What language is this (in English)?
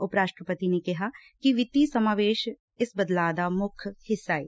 Punjabi